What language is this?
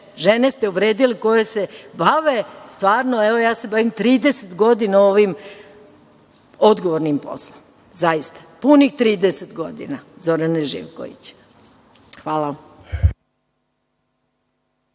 Serbian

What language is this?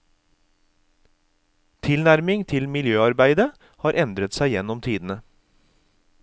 Norwegian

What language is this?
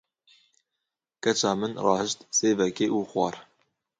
Kurdish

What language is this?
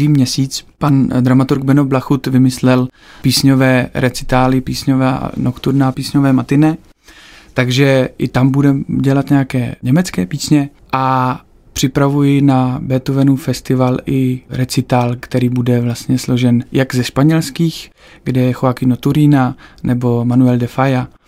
Czech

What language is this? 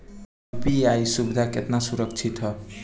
Bhojpuri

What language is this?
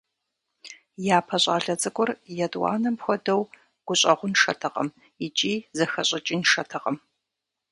Kabardian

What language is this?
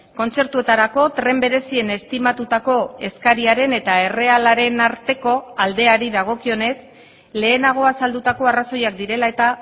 Basque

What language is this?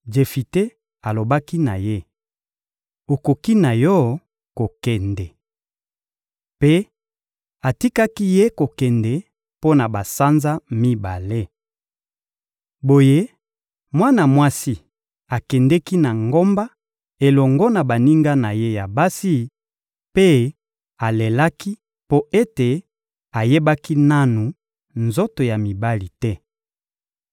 Lingala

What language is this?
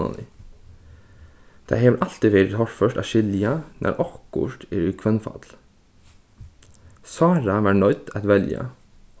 Faroese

